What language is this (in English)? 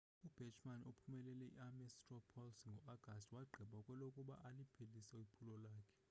Xhosa